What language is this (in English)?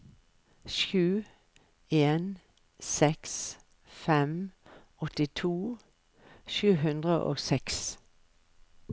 Norwegian